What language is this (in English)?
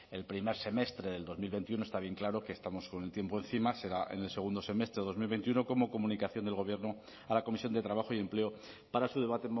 Spanish